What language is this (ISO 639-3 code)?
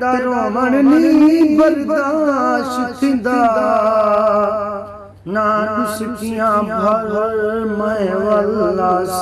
urd